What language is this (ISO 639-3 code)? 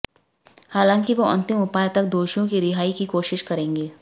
hin